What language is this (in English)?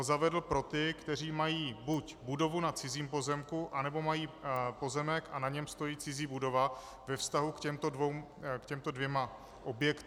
Czech